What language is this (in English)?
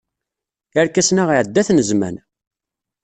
Kabyle